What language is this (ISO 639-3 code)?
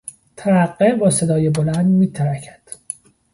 fas